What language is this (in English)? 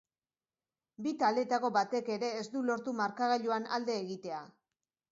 Basque